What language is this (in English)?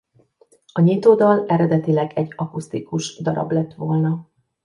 Hungarian